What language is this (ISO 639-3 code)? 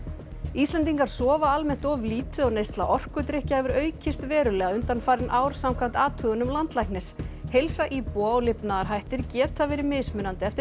isl